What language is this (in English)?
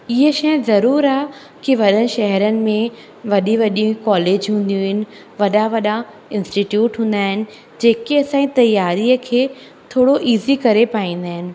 Sindhi